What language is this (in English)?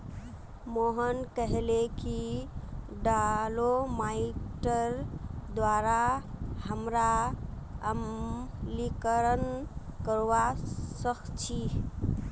Magahi